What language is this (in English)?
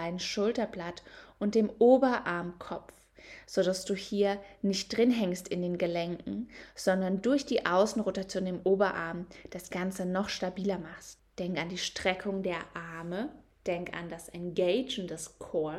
German